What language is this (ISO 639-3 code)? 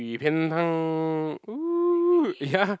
eng